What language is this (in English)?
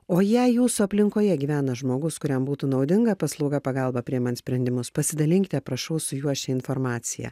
Lithuanian